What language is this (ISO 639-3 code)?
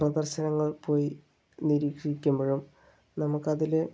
mal